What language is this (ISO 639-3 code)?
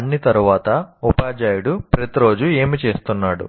tel